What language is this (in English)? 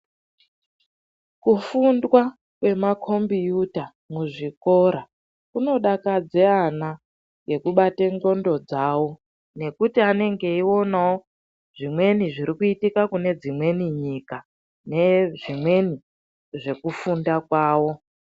Ndau